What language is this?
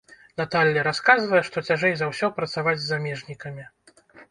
Belarusian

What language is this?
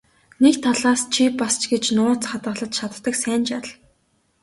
Mongolian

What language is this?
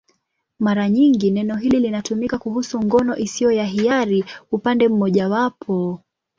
Swahili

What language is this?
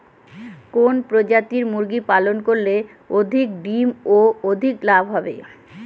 Bangla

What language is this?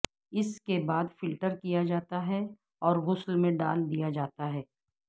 Urdu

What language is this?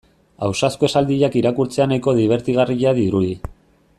Basque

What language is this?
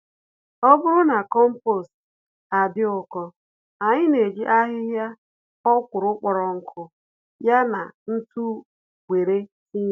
Igbo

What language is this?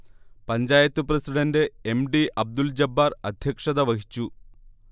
Malayalam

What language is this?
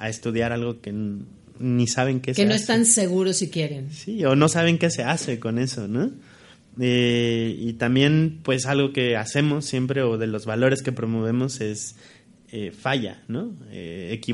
Spanish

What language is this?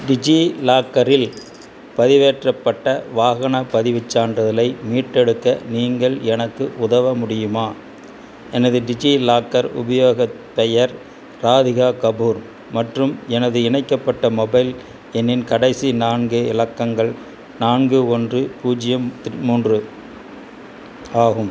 Tamil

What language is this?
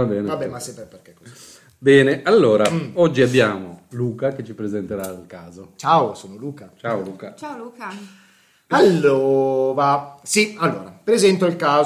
Italian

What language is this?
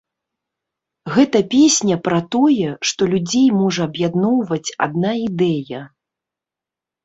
Belarusian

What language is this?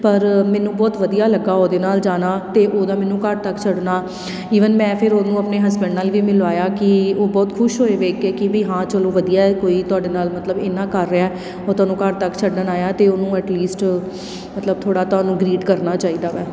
Punjabi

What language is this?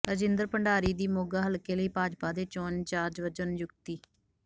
Punjabi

